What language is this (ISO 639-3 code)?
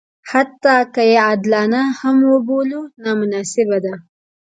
pus